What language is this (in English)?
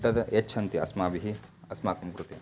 Sanskrit